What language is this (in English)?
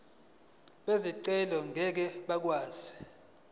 Zulu